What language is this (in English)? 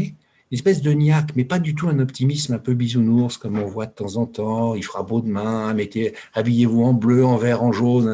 French